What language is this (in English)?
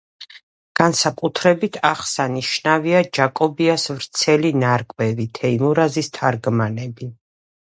Georgian